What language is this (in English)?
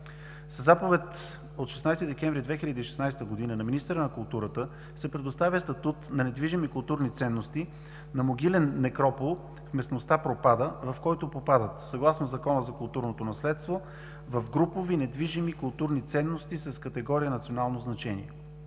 Bulgarian